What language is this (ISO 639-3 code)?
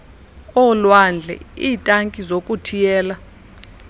xho